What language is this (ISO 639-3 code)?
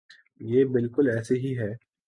urd